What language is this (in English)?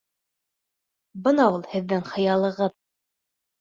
Bashkir